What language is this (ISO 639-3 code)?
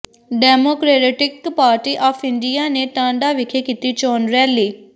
pan